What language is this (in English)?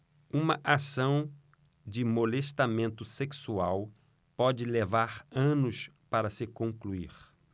Portuguese